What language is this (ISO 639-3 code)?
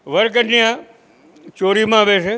guj